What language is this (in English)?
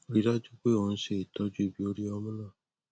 Yoruba